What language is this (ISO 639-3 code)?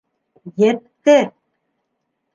bak